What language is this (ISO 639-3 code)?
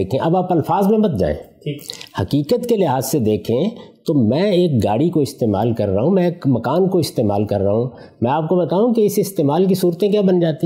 urd